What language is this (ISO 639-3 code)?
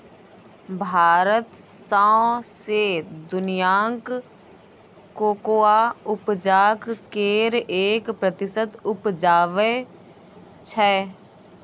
mai